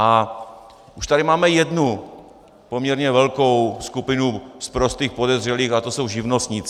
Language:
Czech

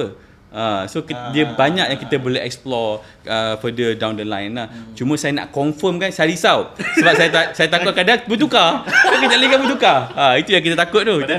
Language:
Malay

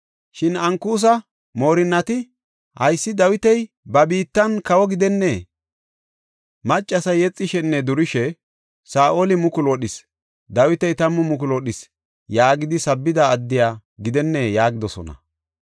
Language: Gofa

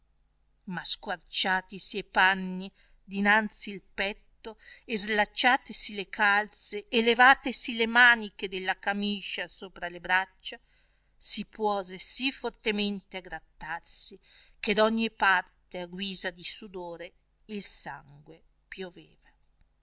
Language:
Italian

